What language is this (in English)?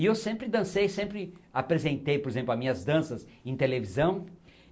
Portuguese